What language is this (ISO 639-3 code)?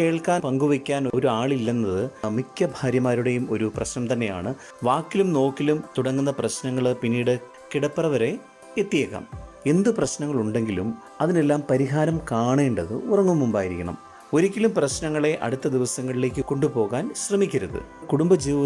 mal